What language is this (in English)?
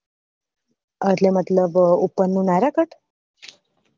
Gujarati